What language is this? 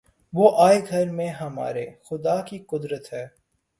Urdu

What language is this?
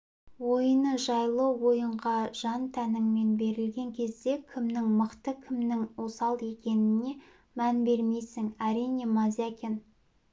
Kazakh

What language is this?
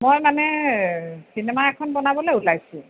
Assamese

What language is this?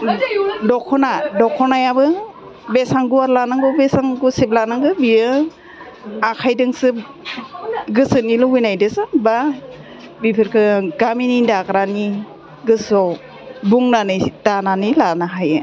Bodo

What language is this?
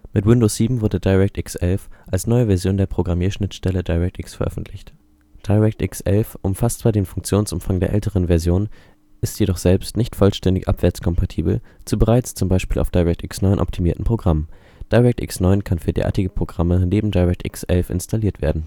German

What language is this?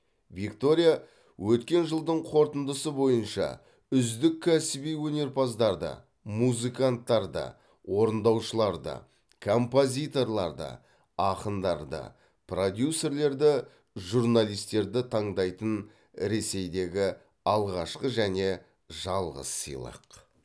Kazakh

